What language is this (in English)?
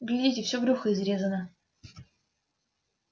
Russian